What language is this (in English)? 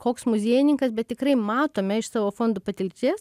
Lithuanian